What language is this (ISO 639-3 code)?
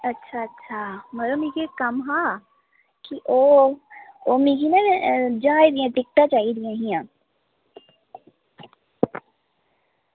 doi